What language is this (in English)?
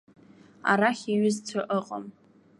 Abkhazian